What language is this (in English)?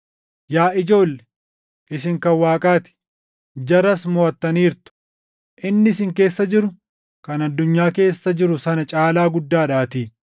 Oromo